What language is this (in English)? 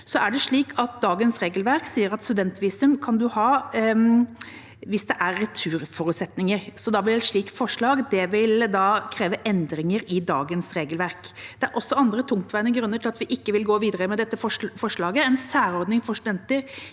Norwegian